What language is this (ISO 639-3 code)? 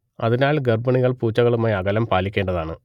mal